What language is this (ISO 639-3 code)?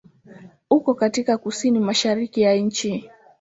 swa